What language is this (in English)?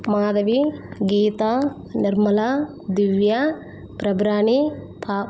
Telugu